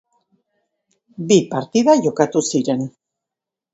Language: Basque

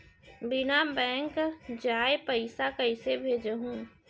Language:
Chhattisgarhi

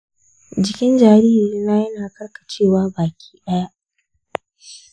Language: Hausa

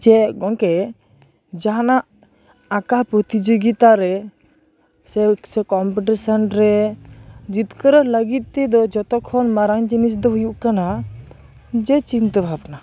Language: Santali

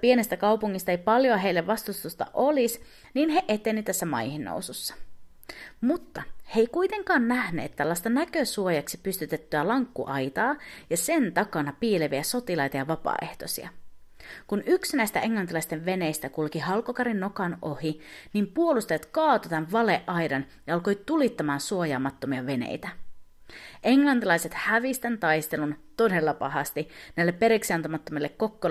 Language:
Finnish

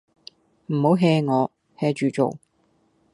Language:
Cantonese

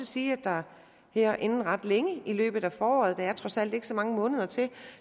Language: Danish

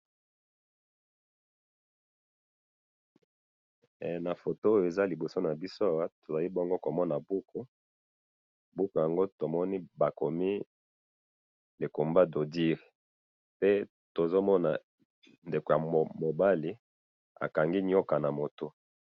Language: Lingala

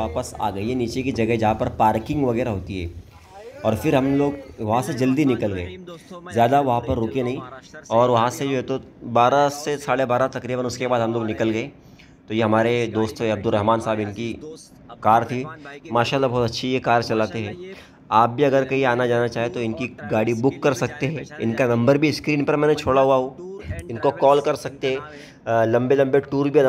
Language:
Hindi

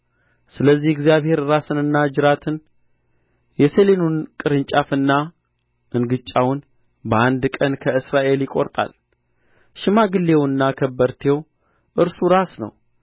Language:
Amharic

